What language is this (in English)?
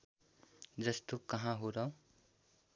Nepali